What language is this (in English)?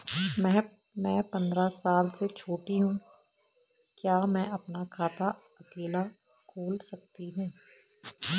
Hindi